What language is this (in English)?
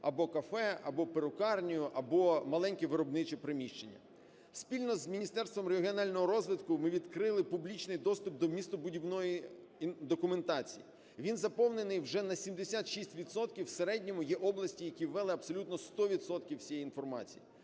Ukrainian